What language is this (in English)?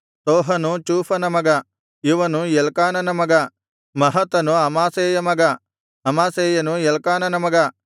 Kannada